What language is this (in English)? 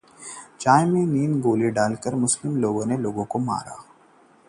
Hindi